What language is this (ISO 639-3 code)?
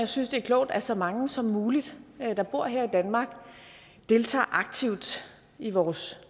dan